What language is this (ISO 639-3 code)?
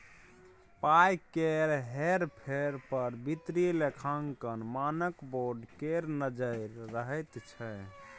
mai